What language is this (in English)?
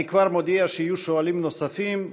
Hebrew